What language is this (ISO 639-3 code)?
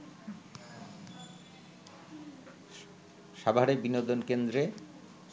ben